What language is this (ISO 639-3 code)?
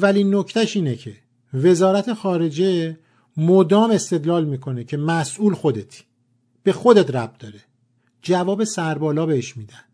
fas